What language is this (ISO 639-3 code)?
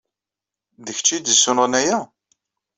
kab